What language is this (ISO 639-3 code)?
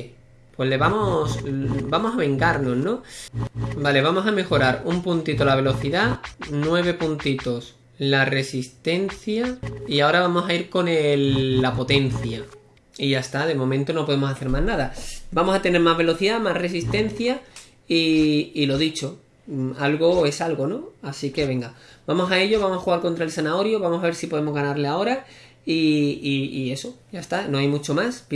spa